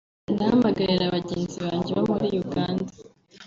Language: Kinyarwanda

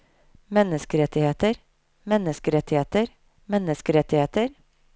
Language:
Norwegian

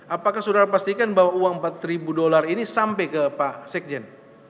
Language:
Indonesian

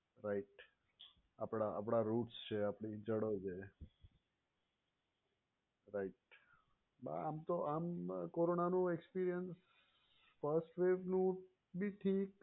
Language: Gujarati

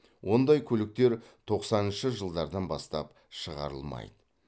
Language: Kazakh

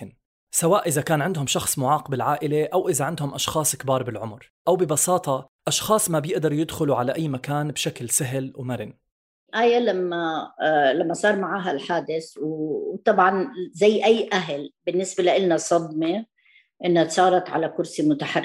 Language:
Arabic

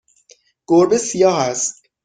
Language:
Persian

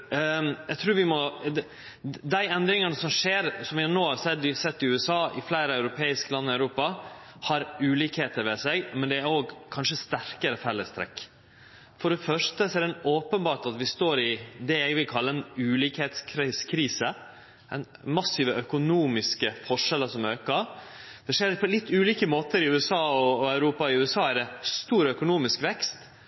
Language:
Norwegian Nynorsk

